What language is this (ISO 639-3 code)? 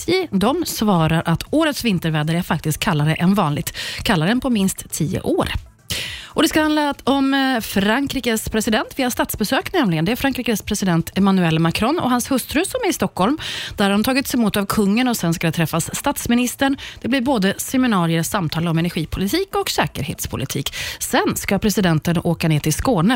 swe